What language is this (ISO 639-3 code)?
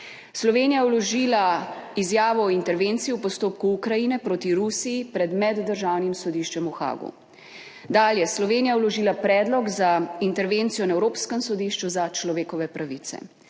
slv